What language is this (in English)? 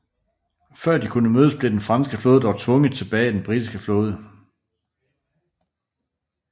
Danish